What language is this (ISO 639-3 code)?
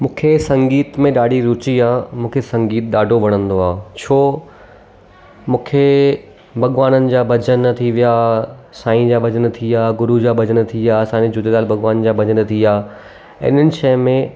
snd